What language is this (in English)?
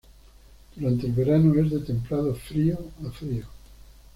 Spanish